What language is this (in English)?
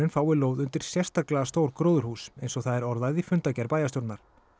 Icelandic